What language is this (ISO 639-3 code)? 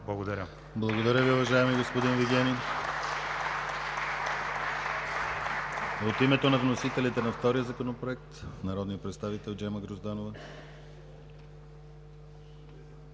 bul